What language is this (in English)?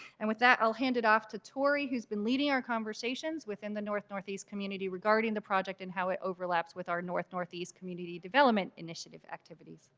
English